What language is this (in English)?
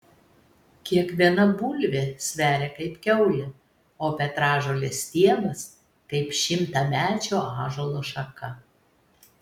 Lithuanian